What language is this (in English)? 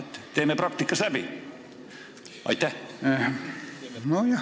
Estonian